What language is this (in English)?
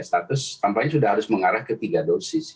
Indonesian